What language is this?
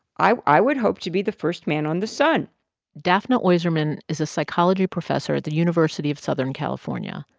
English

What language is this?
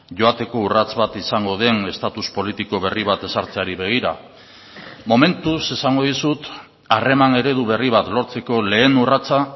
Basque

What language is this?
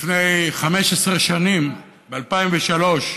Hebrew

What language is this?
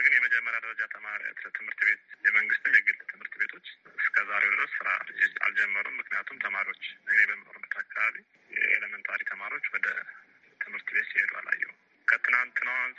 Amharic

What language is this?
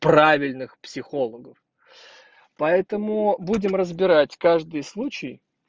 Russian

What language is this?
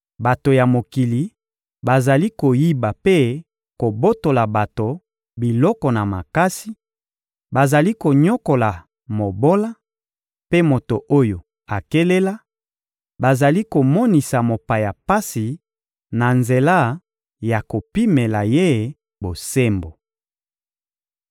Lingala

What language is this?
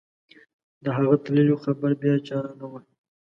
Pashto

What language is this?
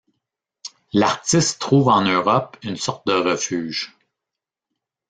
French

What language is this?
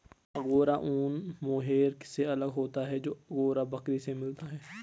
Hindi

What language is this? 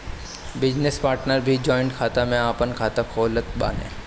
Bhojpuri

